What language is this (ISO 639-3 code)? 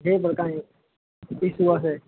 guj